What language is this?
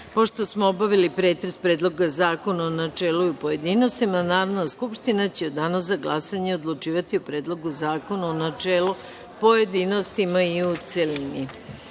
Serbian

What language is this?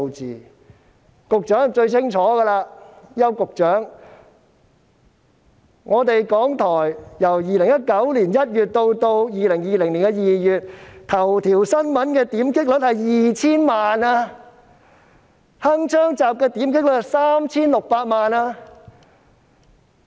Cantonese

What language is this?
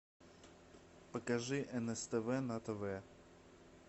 Russian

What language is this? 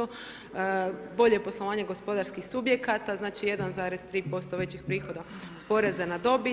Croatian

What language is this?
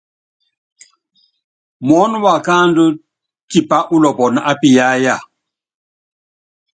Yangben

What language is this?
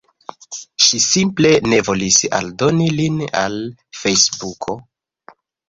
Esperanto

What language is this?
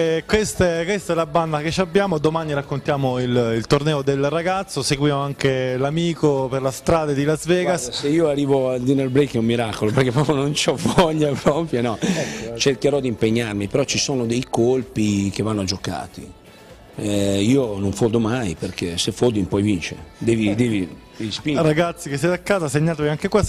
Italian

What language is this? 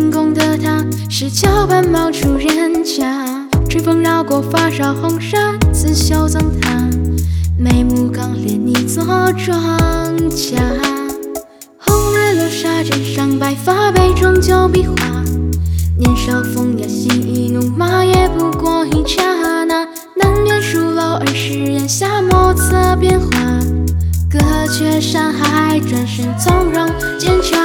Chinese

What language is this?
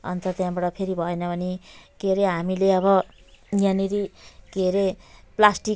Nepali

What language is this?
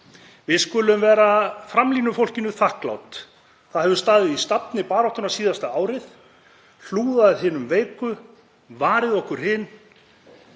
Icelandic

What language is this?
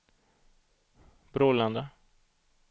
Swedish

